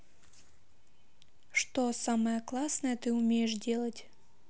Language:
Russian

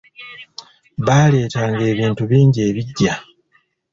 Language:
Ganda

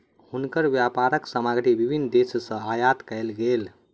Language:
Maithili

